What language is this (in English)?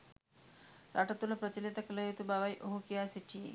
Sinhala